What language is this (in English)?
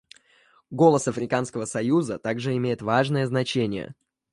Russian